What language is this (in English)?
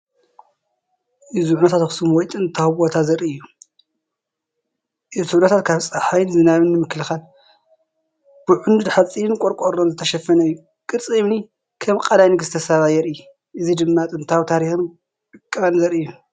Tigrinya